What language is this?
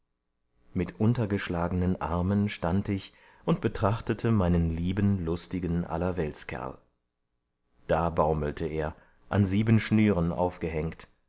German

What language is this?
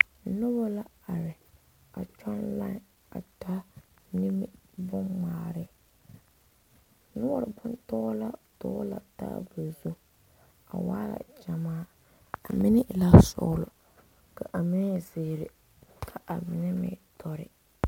Southern Dagaare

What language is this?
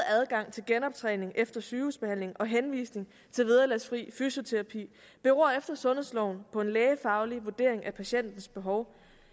Danish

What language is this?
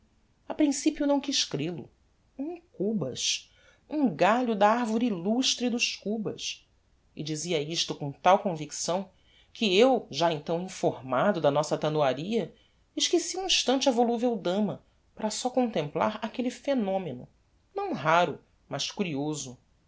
Portuguese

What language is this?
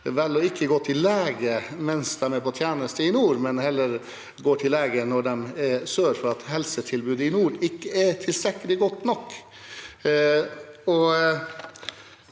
Norwegian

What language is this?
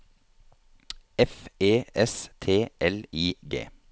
Norwegian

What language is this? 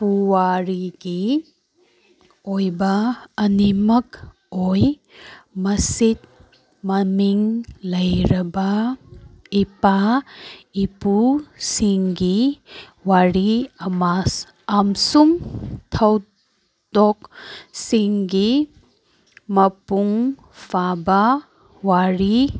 Manipuri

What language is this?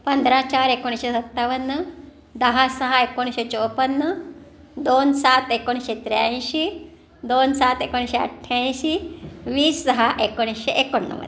Marathi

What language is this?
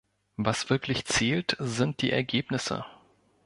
German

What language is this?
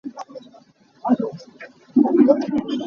Hakha Chin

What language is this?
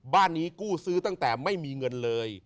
Thai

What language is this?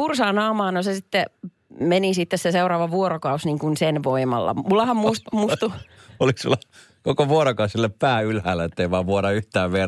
Finnish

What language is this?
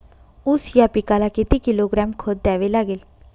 Marathi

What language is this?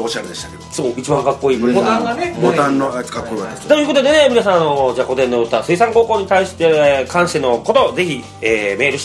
Japanese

